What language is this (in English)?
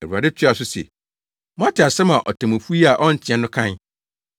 Akan